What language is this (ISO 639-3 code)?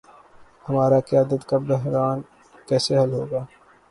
urd